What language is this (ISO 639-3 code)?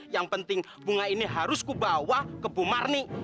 ind